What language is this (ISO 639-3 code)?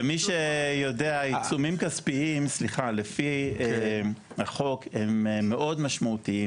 heb